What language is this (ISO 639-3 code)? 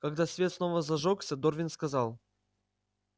rus